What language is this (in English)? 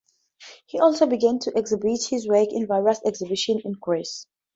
English